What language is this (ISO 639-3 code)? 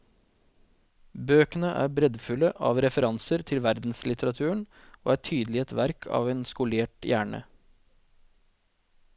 nor